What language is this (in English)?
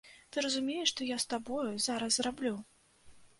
Belarusian